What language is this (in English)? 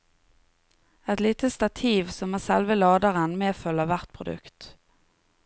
Norwegian